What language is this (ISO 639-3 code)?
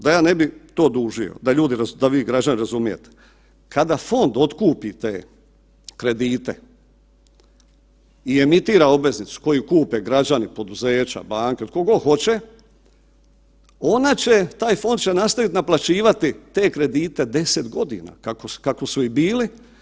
hrv